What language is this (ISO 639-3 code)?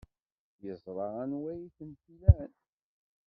kab